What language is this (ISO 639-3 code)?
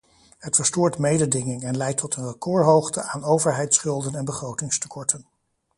nld